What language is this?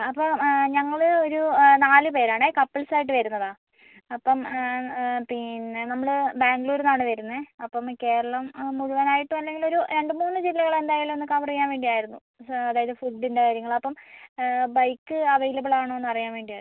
Malayalam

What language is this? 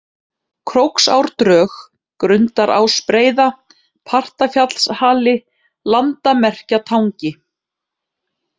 Icelandic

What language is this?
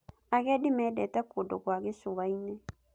Kikuyu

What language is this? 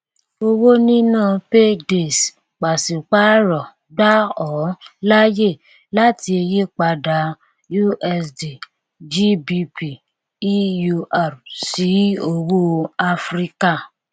Yoruba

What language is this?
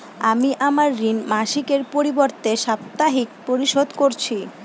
Bangla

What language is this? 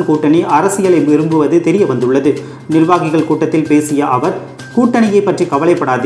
Tamil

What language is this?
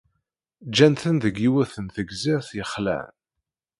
Kabyle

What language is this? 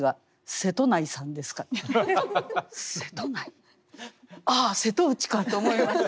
Japanese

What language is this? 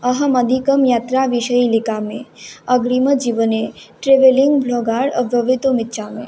Sanskrit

